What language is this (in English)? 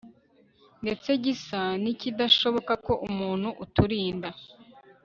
Kinyarwanda